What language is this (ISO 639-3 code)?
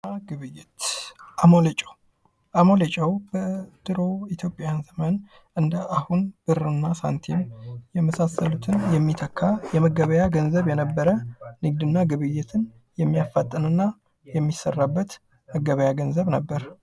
amh